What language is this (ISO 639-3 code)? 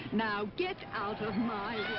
eng